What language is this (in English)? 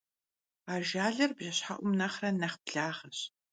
Kabardian